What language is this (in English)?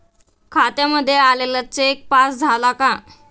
Marathi